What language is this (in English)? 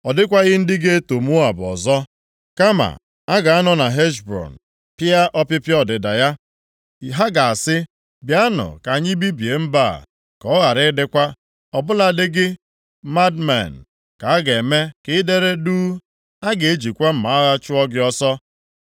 Igbo